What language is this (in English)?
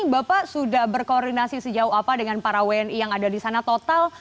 Indonesian